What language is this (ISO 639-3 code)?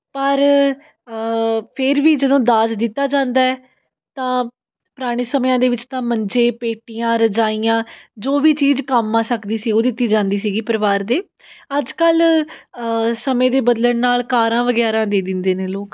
pan